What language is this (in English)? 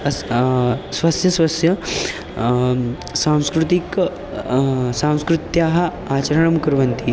Sanskrit